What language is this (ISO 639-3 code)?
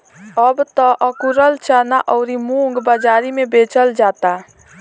bho